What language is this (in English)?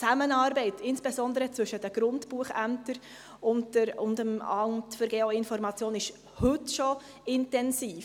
Swiss German